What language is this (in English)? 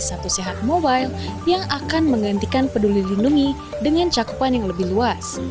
Indonesian